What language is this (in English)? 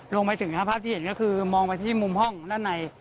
Thai